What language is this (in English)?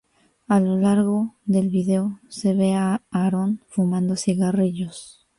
Spanish